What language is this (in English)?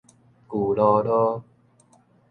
Min Nan Chinese